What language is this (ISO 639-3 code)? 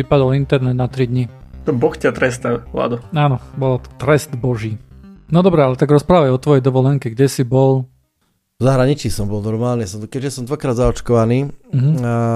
slk